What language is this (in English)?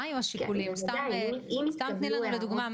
Hebrew